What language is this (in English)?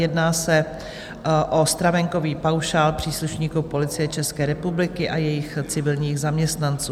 Czech